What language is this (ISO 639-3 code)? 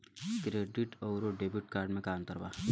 bho